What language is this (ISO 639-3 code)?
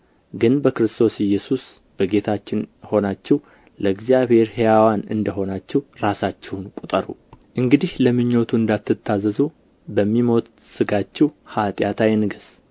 amh